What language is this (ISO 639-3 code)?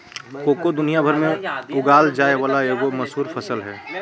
mag